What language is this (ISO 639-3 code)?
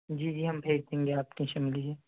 urd